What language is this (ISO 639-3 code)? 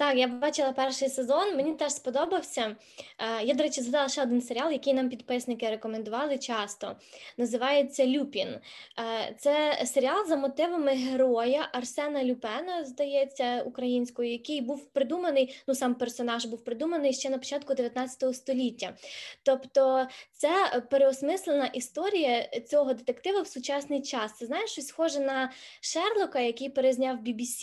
ukr